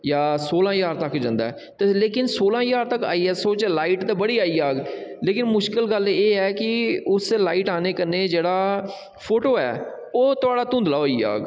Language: Dogri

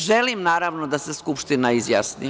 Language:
Serbian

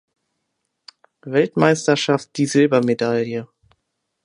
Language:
German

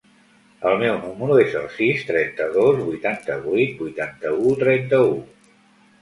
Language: Catalan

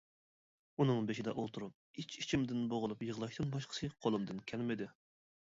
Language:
Uyghur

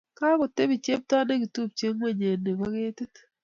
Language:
Kalenjin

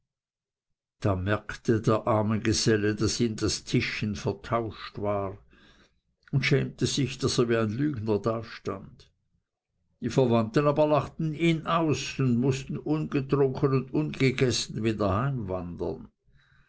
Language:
German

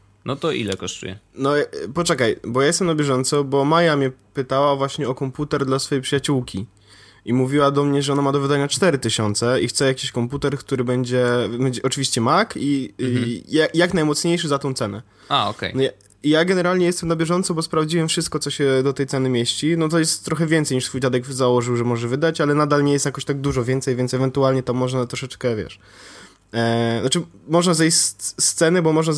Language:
Polish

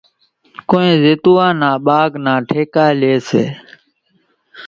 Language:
Kachi Koli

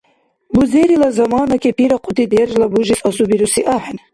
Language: Dargwa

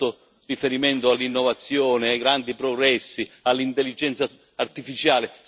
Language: Italian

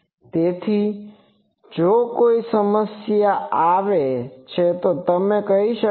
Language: Gujarati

